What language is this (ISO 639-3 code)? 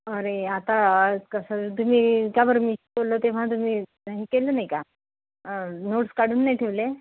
mar